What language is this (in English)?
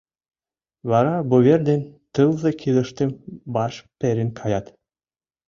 Mari